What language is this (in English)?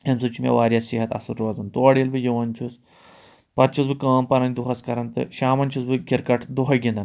Kashmiri